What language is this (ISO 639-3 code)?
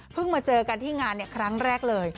tha